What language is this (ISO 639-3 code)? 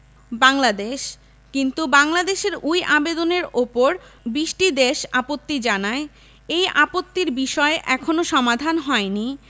ben